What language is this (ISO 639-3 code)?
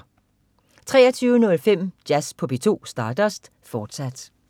dan